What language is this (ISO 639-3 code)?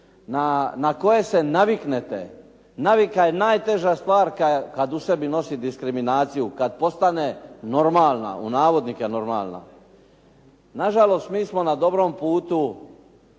hrv